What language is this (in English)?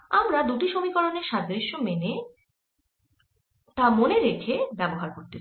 Bangla